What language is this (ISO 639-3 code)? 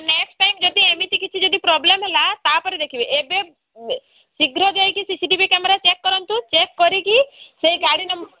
ori